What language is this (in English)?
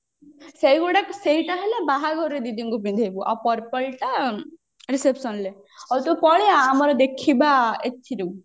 Odia